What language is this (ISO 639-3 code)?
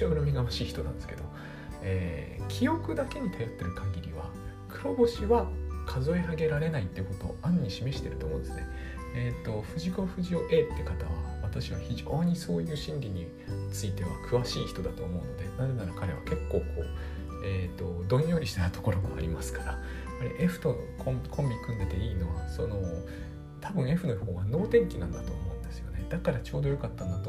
jpn